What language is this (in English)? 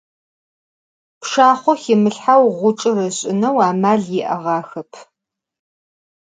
Adyghe